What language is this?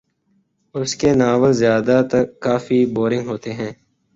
Urdu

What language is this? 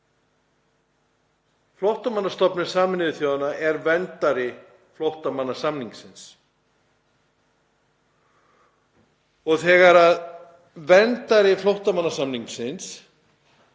Icelandic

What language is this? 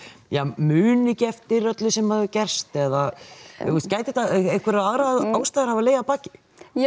Icelandic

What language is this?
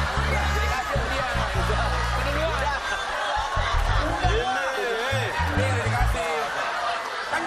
Indonesian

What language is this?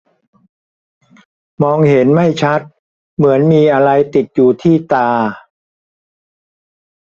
Thai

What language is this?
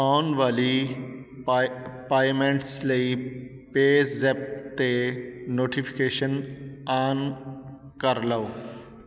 Punjabi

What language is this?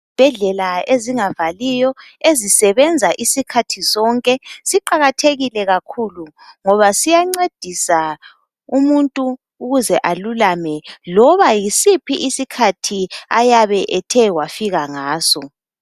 North Ndebele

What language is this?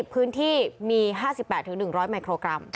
Thai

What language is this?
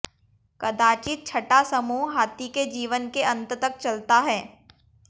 Hindi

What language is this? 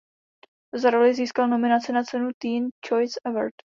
Czech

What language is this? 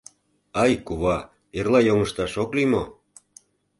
Mari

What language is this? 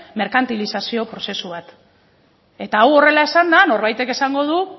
Basque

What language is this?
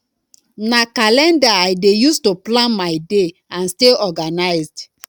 Nigerian Pidgin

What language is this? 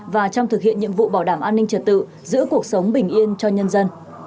Vietnamese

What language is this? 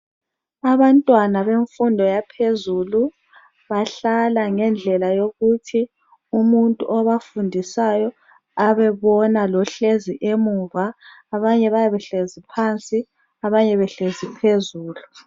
North Ndebele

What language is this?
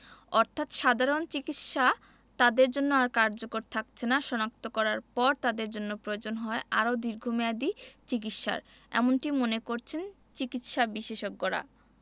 Bangla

